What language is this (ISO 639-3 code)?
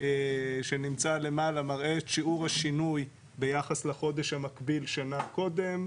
heb